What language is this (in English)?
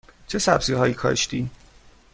Persian